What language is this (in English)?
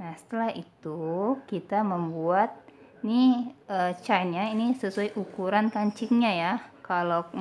Indonesian